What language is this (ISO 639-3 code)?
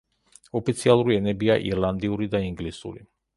kat